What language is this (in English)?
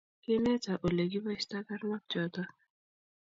Kalenjin